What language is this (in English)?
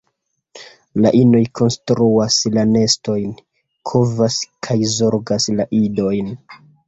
Esperanto